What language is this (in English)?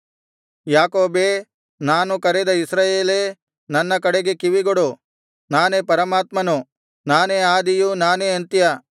Kannada